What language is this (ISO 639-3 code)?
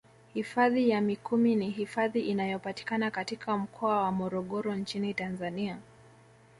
swa